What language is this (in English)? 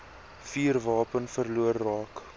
Afrikaans